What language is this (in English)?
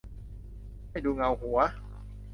Thai